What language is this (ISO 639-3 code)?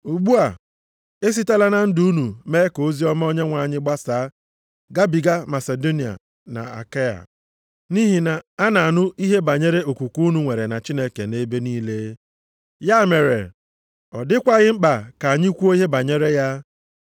ibo